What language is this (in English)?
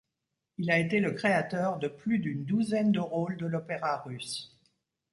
French